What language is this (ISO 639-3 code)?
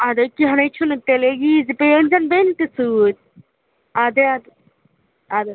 kas